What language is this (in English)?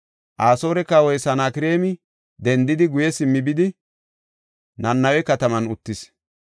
Gofa